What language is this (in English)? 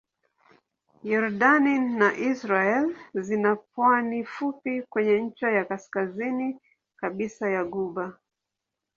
Swahili